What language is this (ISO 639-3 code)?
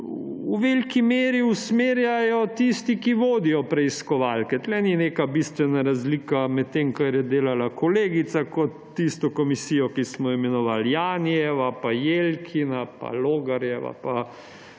slv